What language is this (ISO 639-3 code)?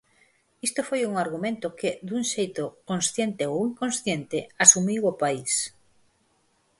glg